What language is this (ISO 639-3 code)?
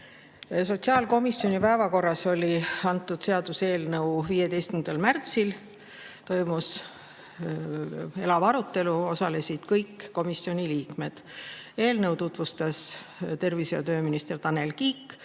est